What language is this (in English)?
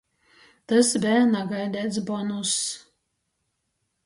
Latgalian